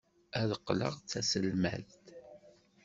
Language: Kabyle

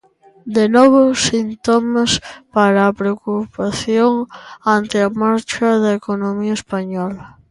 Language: Galician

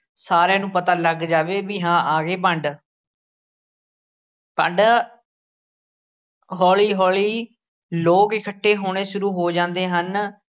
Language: Punjabi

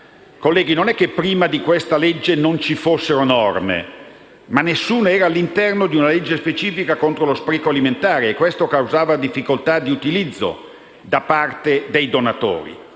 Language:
Italian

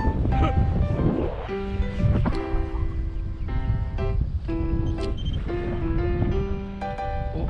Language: Japanese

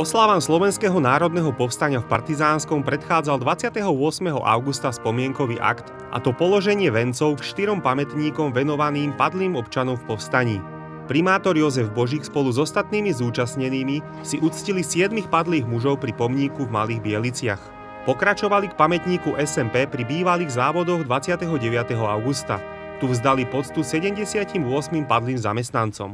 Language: Russian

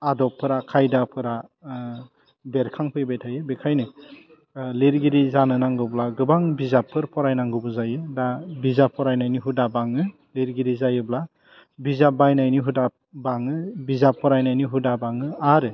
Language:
Bodo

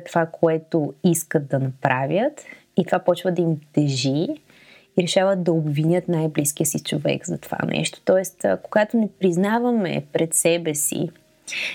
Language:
Bulgarian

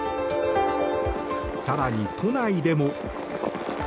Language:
Japanese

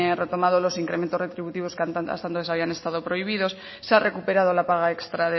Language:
Spanish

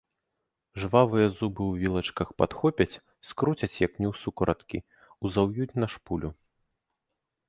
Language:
Belarusian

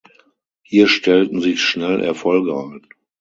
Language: German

